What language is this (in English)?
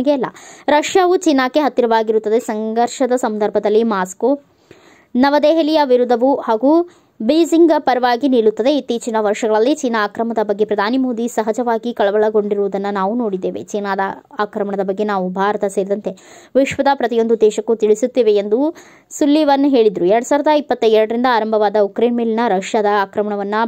Kannada